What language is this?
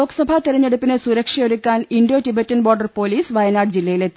Malayalam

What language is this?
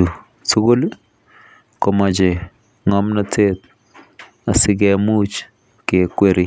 Kalenjin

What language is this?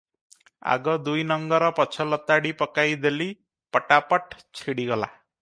Odia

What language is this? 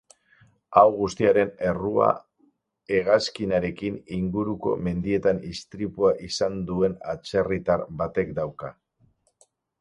Basque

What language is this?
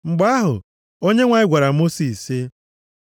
Igbo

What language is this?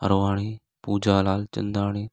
Sindhi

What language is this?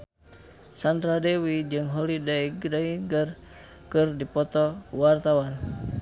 Sundanese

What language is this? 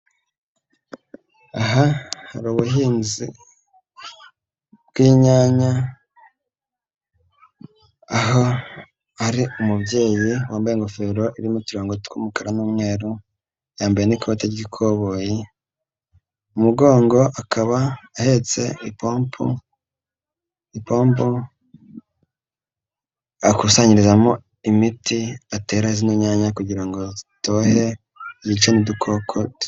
Kinyarwanda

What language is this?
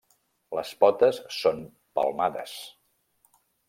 Catalan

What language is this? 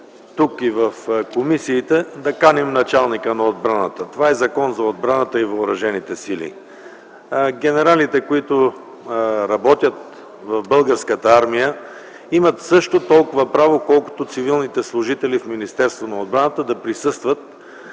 Bulgarian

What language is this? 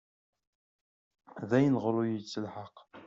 Kabyle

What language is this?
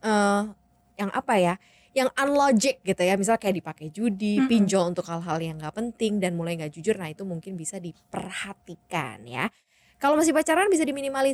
Indonesian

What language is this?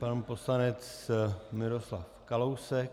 Czech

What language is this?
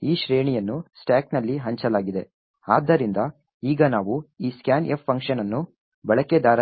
Kannada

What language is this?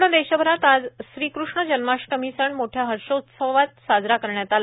Marathi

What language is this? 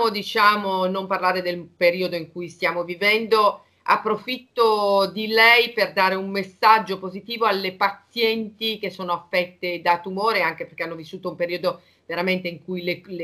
Italian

